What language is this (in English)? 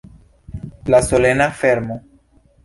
Esperanto